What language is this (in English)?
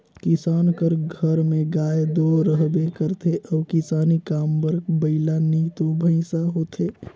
Chhattisgarhi